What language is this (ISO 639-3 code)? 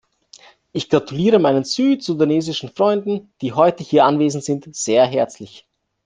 deu